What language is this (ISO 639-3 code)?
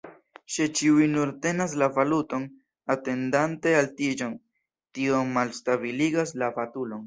epo